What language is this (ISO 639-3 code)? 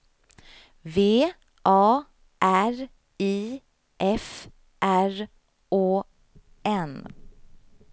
swe